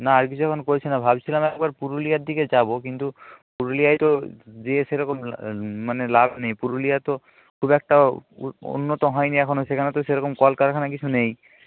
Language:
Bangla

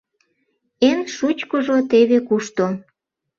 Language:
Mari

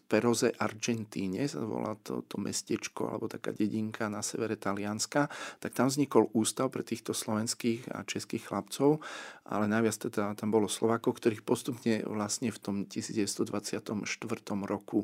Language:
Slovak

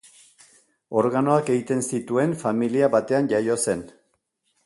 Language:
Basque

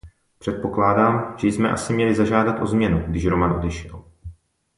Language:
Czech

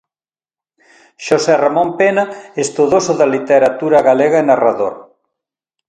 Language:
Galician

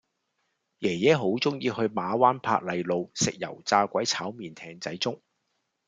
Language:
Cantonese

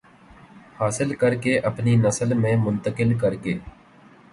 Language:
Urdu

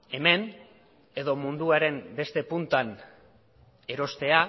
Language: Basque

